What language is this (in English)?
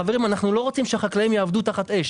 Hebrew